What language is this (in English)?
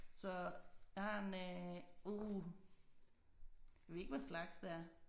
Danish